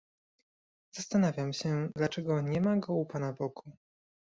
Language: Polish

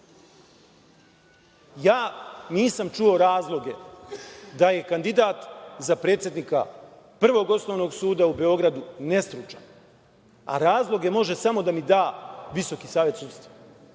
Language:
Serbian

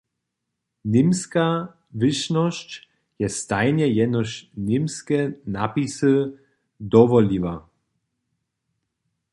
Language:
Upper Sorbian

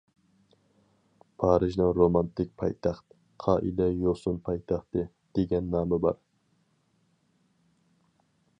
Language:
Uyghur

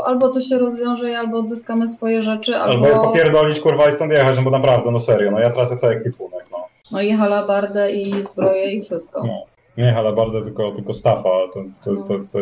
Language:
Polish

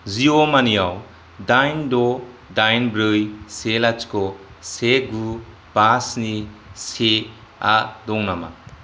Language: Bodo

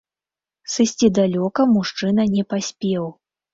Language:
Belarusian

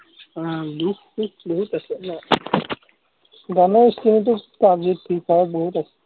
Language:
Assamese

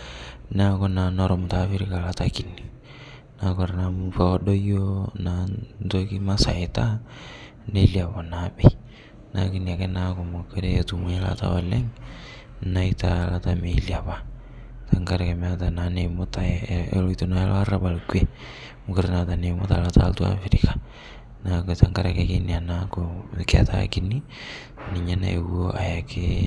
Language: Masai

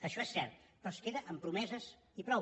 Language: Catalan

